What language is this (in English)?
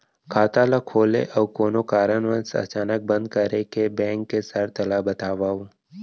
Chhattisgarhi